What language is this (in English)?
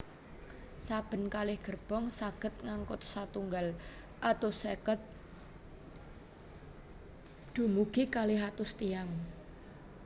Javanese